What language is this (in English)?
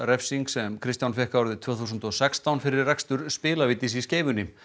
Icelandic